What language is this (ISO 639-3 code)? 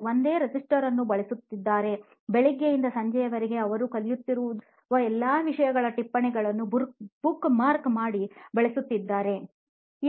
kan